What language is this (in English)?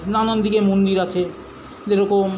Bangla